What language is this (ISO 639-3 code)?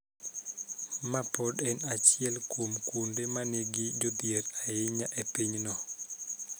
luo